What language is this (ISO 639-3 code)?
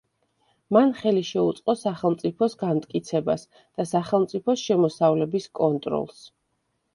kat